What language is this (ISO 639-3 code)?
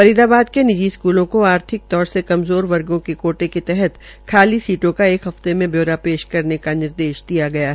hin